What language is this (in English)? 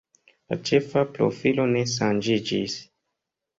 Esperanto